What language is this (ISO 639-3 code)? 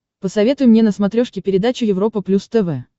rus